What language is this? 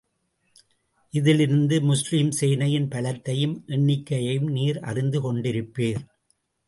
Tamil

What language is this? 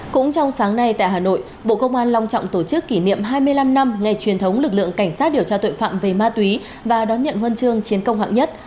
Vietnamese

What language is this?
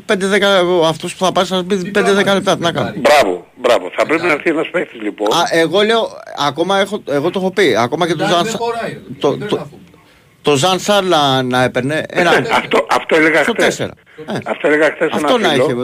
Greek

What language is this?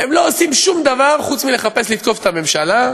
Hebrew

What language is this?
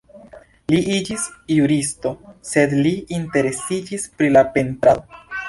Esperanto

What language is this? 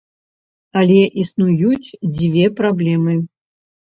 Belarusian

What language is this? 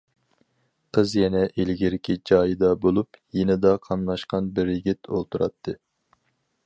Uyghur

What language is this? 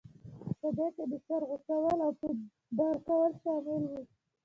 Pashto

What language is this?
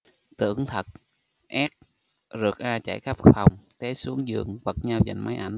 Vietnamese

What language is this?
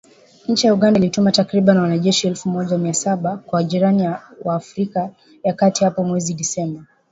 Swahili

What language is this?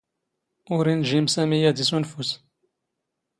Standard Moroccan Tamazight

